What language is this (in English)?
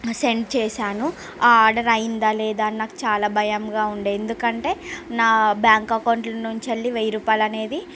Telugu